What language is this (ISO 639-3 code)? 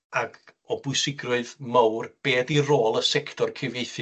cym